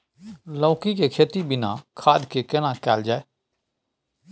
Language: Maithili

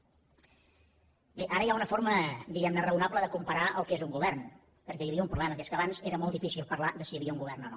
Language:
Catalan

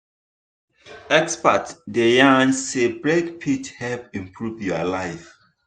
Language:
Nigerian Pidgin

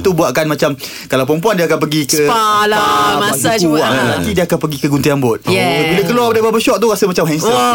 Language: Malay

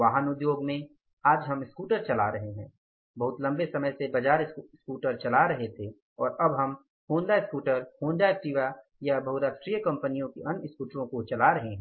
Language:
Hindi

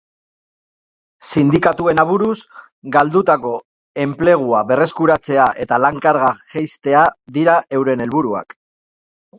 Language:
Basque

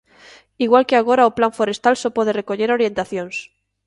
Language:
Galician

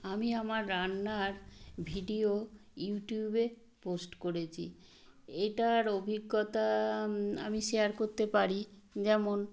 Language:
Bangla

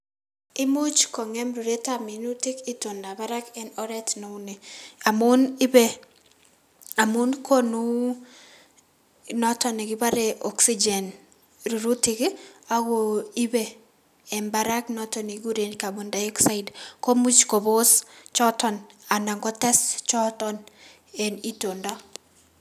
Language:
Kalenjin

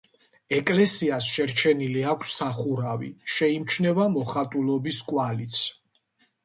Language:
Georgian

